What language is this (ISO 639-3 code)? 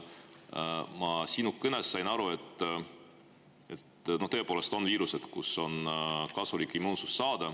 est